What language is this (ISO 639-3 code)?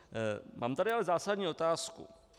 ces